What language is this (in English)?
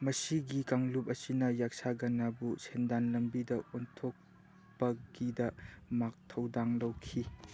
Manipuri